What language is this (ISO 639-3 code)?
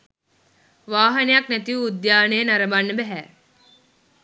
sin